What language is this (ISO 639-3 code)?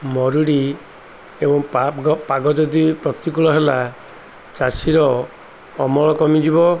ori